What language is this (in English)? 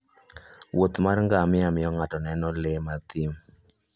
Luo (Kenya and Tanzania)